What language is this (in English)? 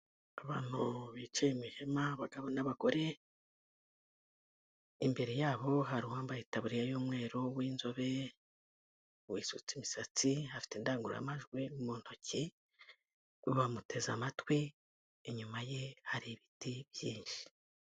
Kinyarwanda